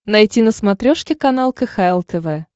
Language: Russian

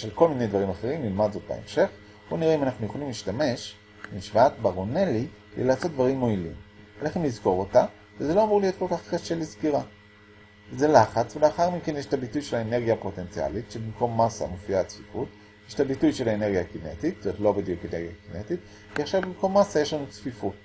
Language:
Hebrew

